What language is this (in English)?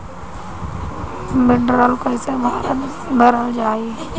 Bhojpuri